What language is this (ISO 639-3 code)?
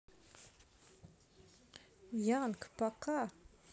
rus